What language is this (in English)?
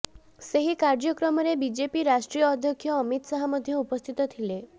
Odia